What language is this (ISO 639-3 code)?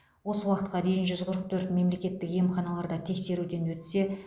kaz